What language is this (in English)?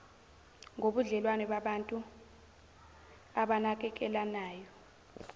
Zulu